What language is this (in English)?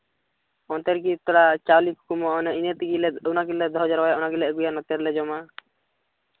Santali